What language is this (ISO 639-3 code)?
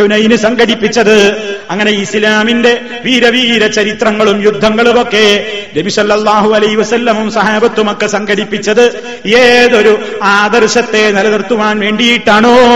mal